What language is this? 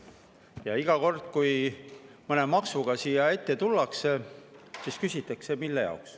Estonian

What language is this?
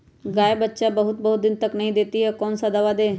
Magahi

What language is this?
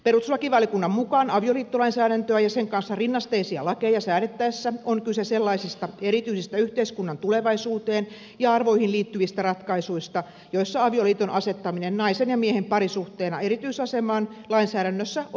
Finnish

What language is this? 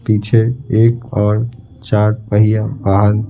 Hindi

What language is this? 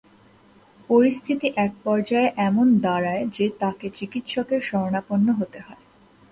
Bangla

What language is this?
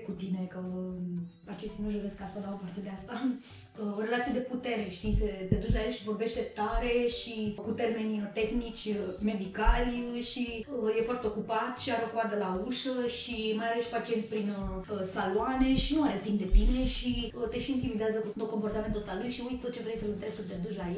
Romanian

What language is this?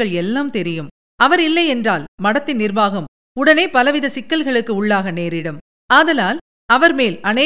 Tamil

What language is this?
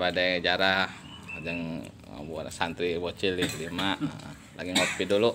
Indonesian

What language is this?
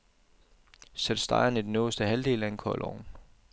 Danish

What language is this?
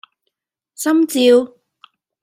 Cantonese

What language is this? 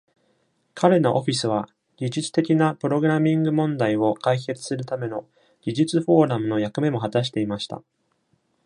Japanese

